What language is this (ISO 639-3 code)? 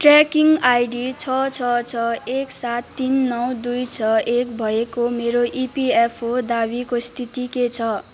nep